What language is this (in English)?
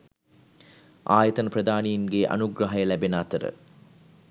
Sinhala